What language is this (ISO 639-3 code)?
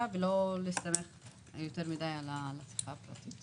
heb